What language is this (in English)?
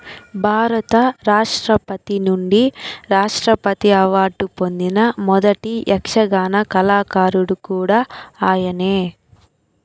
Telugu